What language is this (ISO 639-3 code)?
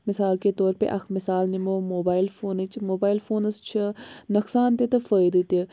kas